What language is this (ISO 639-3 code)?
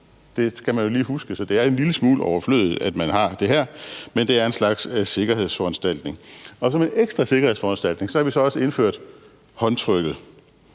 dan